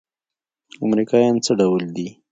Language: Pashto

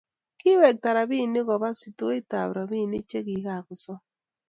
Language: Kalenjin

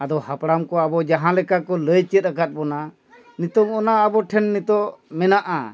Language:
Santali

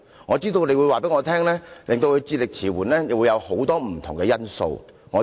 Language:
Cantonese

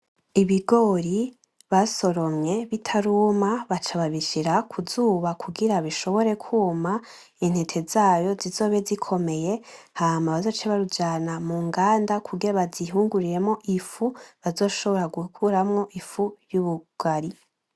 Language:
Rundi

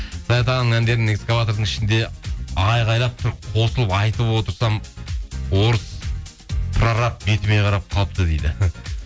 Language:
Kazakh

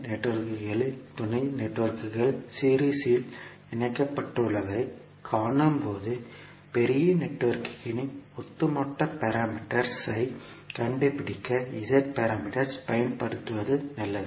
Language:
Tamil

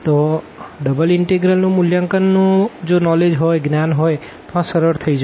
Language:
Gujarati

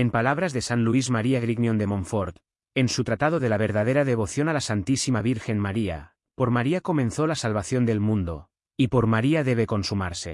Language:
Spanish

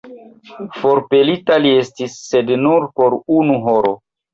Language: Esperanto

